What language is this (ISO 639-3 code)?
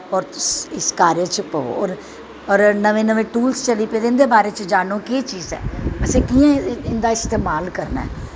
doi